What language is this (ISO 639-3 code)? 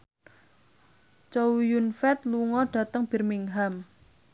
jav